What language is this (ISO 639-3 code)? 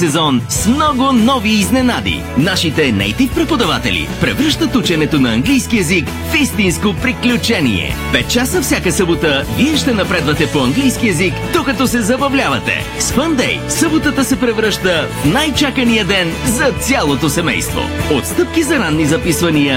bul